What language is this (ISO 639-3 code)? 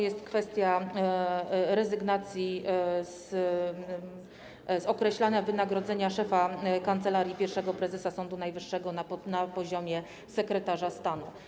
pol